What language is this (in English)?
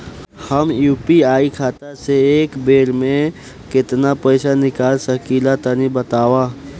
Bhojpuri